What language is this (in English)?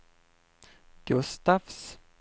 Swedish